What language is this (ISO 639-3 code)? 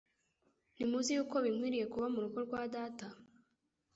kin